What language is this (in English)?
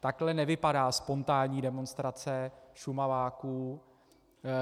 Czech